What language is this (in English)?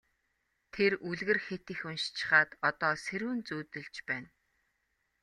Mongolian